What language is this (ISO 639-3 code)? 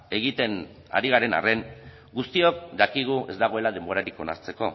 eus